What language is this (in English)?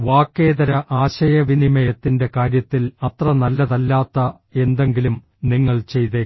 Malayalam